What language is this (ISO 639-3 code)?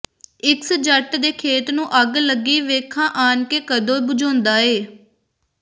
pan